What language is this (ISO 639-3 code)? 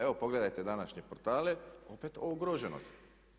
hrv